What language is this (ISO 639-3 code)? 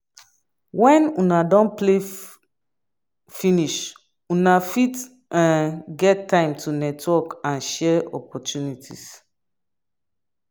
pcm